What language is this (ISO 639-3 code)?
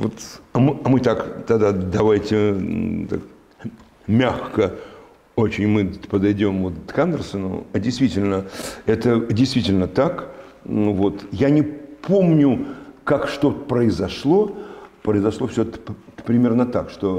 rus